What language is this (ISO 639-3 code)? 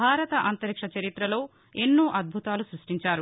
tel